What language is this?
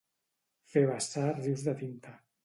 Catalan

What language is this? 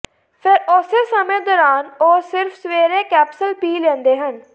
Punjabi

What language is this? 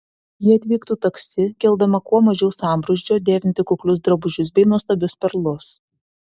Lithuanian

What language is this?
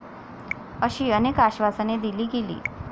Marathi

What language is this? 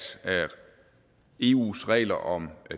Danish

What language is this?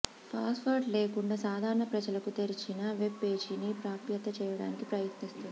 Telugu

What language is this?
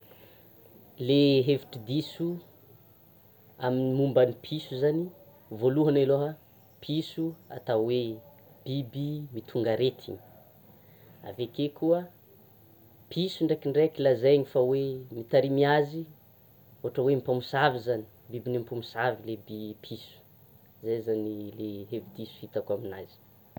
Tsimihety Malagasy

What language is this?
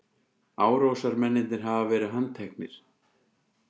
Icelandic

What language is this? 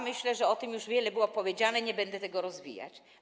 Polish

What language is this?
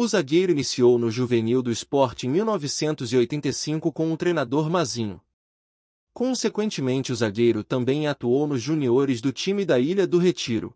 Portuguese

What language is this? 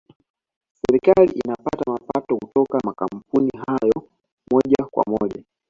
Swahili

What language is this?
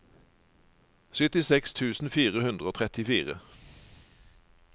Norwegian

